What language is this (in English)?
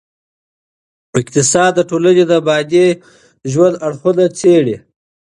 Pashto